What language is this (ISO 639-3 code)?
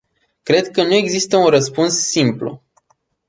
ron